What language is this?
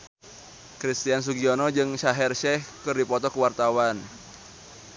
Sundanese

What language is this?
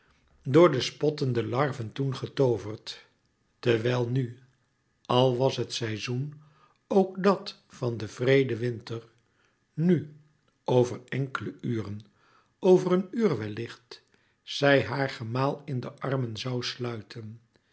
Dutch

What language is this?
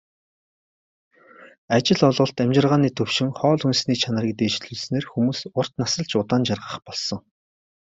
Mongolian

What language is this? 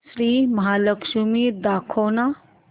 Marathi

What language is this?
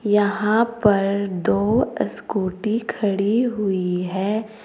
Hindi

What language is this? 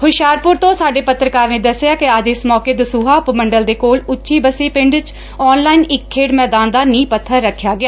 Punjabi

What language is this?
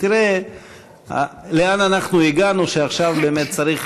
Hebrew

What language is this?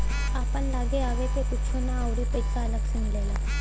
Bhojpuri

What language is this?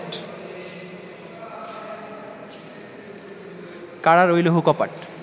Bangla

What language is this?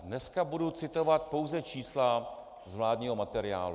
Czech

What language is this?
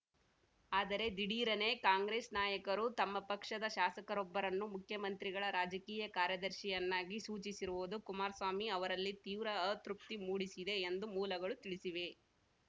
Kannada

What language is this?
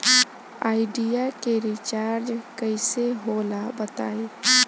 Bhojpuri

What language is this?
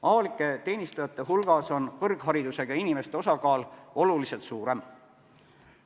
Estonian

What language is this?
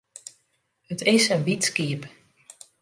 Western Frisian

